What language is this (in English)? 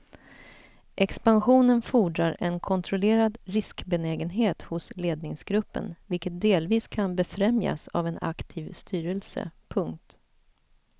Swedish